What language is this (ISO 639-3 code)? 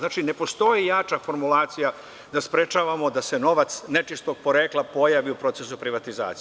srp